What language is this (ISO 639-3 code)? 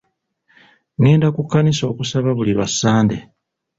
lug